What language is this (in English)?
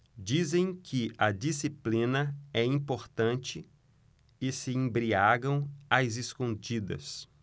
Portuguese